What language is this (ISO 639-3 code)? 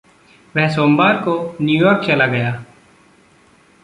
hin